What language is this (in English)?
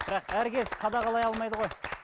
Kazakh